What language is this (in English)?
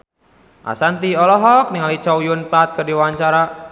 Sundanese